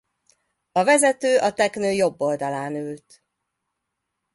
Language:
Hungarian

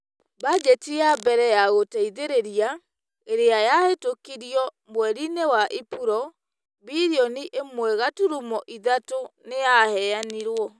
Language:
Kikuyu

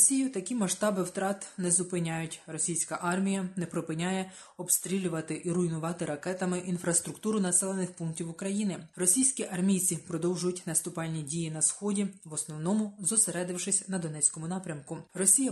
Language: Ukrainian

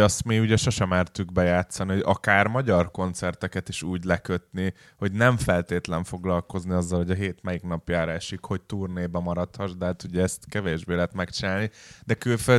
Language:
Hungarian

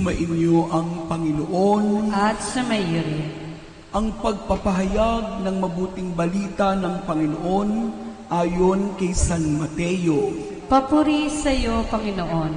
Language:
Filipino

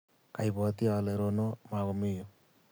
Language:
Kalenjin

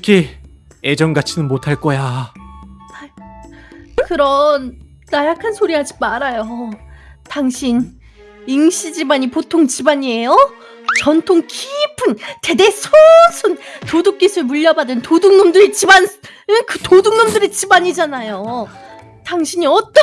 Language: Korean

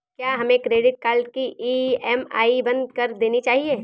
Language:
Hindi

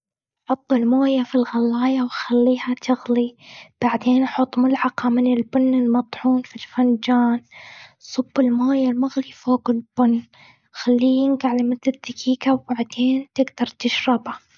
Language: Gulf Arabic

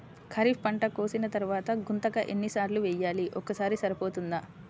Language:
Telugu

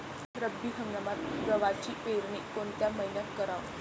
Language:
Marathi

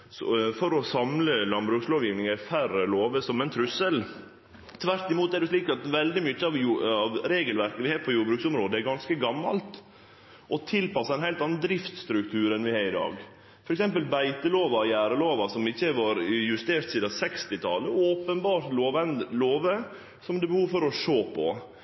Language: Norwegian Nynorsk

